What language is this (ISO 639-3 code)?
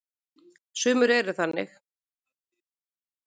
isl